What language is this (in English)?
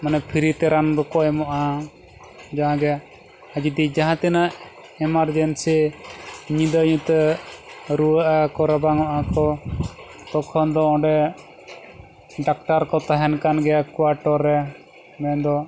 Santali